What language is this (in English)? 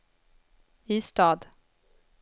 Swedish